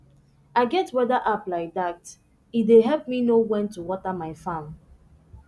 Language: Nigerian Pidgin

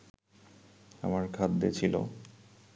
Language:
Bangla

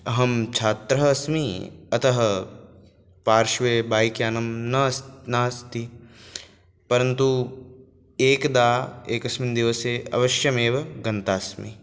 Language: Sanskrit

